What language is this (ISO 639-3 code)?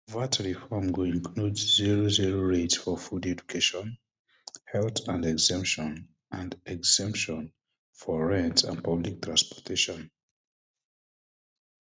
pcm